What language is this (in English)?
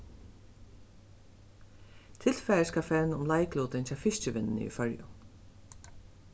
Faroese